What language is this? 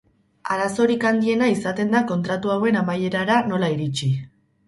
Basque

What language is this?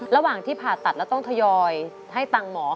Thai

